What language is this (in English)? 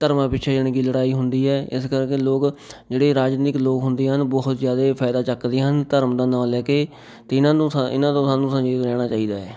Punjabi